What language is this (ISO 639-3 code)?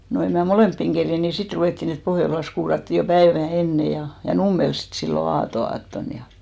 fin